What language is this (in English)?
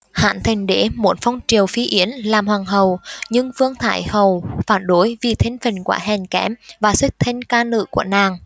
Vietnamese